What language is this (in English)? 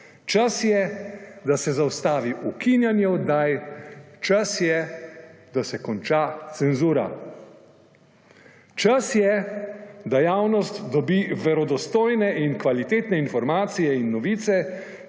Slovenian